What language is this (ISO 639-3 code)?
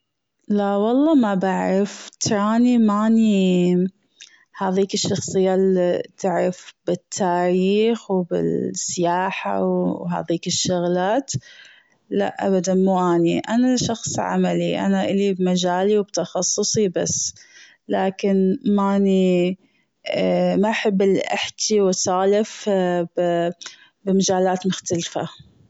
afb